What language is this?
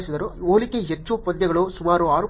Kannada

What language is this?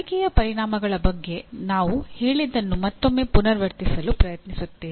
Kannada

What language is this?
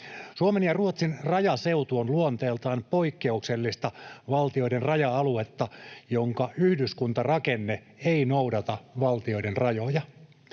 Finnish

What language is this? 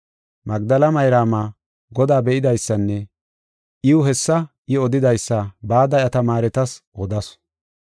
Gofa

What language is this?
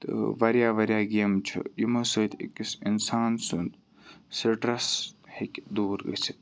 Kashmiri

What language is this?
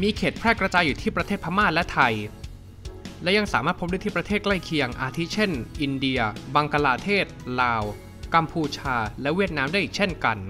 Thai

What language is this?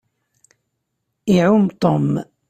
Kabyle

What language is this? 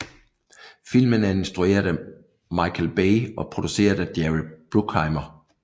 Danish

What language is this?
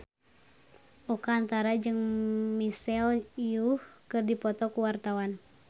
Sundanese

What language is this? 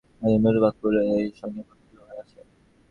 Bangla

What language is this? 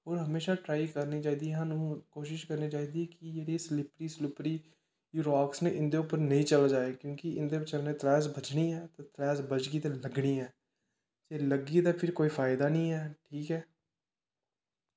Dogri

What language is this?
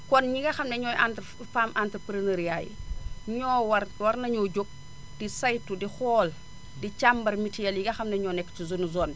Wolof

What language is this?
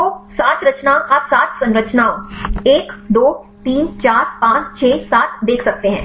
Hindi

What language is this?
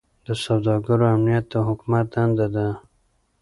Pashto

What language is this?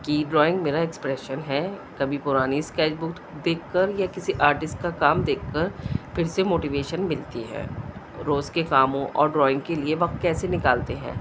Urdu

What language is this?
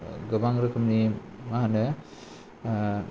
Bodo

